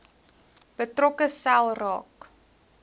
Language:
Afrikaans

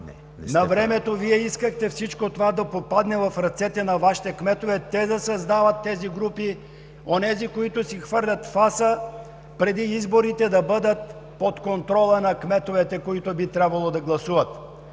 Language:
Bulgarian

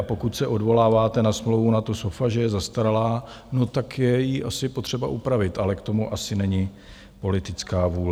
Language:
Czech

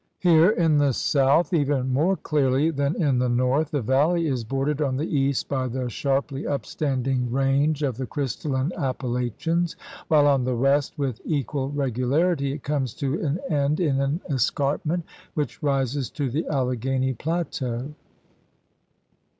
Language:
English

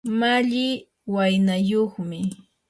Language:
Yanahuanca Pasco Quechua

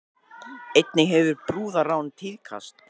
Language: Icelandic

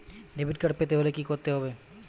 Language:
Bangla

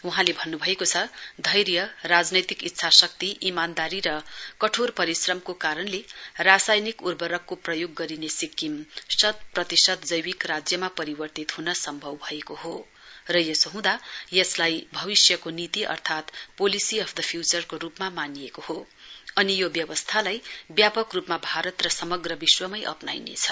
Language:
Nepali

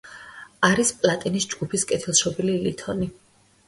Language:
Georgian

